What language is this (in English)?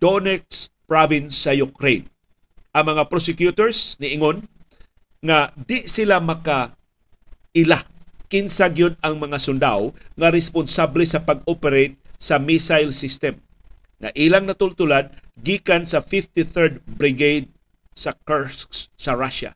Filipino